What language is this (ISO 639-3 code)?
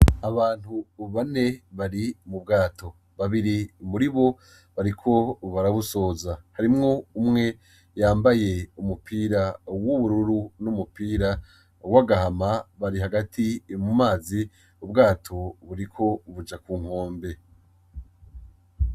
run